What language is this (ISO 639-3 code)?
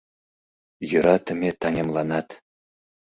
chm